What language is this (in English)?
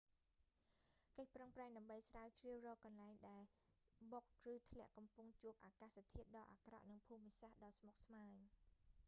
Khmer